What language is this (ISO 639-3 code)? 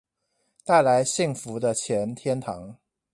zho